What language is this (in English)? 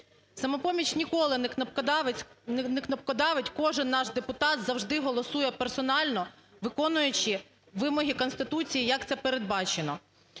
Ukrainian